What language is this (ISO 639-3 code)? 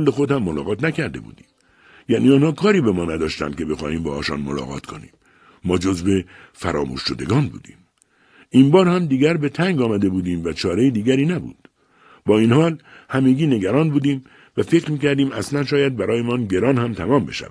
fas